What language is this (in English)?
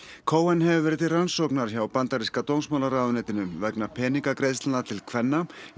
Icelandic